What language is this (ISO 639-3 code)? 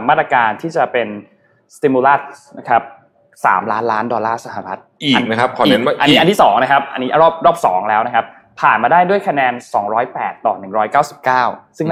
tha